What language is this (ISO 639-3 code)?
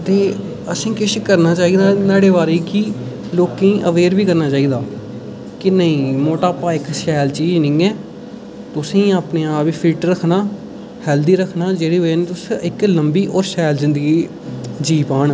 doi